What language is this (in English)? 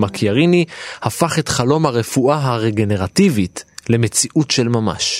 Hebrew